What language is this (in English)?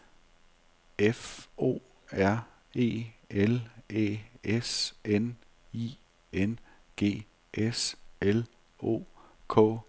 Danish